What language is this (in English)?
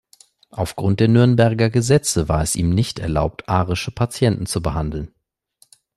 German